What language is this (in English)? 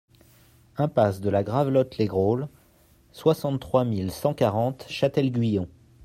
French